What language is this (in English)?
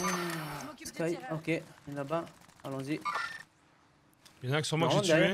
French